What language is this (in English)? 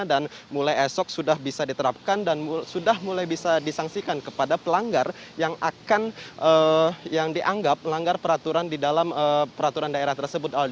Indonesian